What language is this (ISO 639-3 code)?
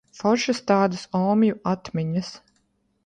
lav